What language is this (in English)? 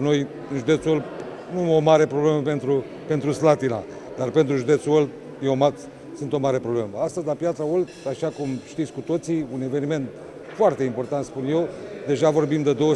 Romanian